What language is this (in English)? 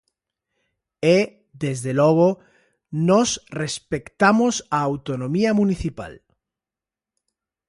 Galician